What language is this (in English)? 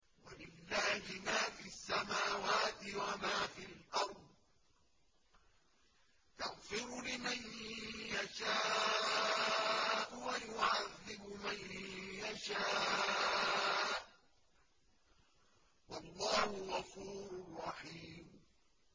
Arabic